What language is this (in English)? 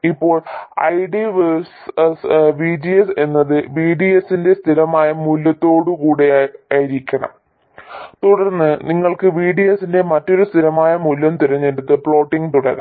Malayalam